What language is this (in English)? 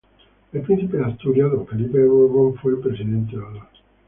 Spanish